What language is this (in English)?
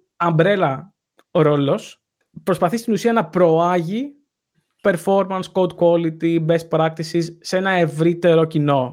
Greek